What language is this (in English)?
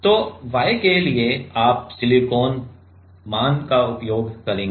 Hindi